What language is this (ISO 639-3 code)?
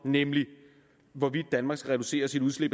dan